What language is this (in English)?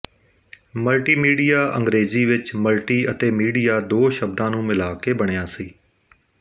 Punjabi